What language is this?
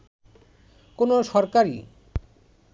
Bangla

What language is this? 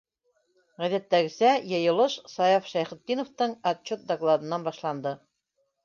Bashkir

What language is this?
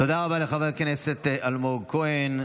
Hebrew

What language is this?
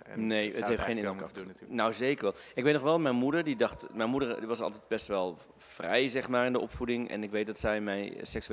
Dutch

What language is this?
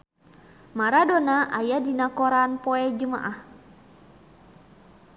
Sundanese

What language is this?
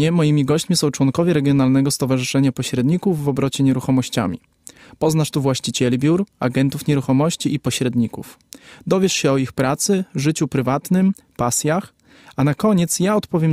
Polish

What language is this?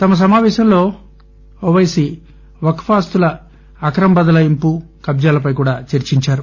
Telugu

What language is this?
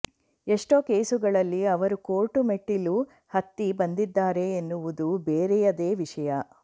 Kannada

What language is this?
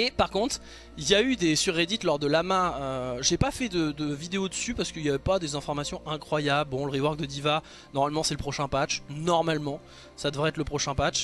French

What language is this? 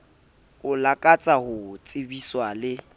Southern Sotho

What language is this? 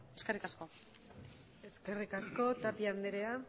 Basque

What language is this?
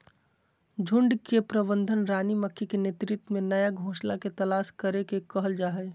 Magahi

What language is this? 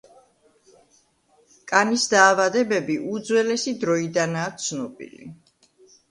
Georgian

